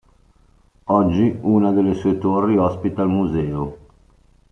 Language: Italian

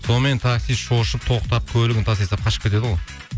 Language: Kazakh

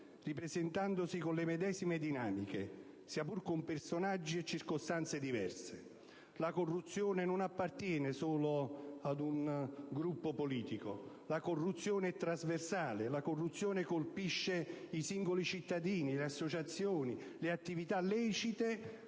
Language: Italian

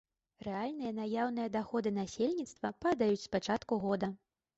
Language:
Belarusian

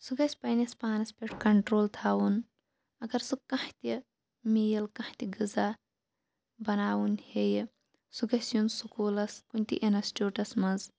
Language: Kashmiri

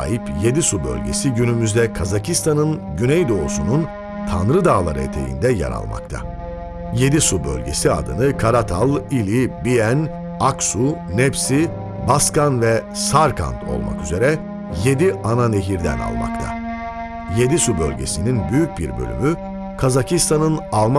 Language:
Turkish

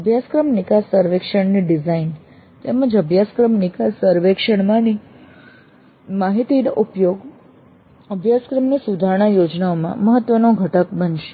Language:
Gujarati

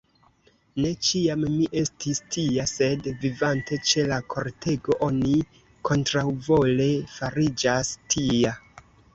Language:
Esperanto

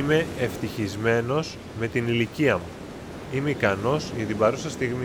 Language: Greek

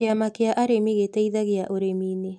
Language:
Kikuyu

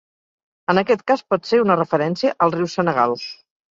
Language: Catalan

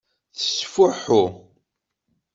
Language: Kabyle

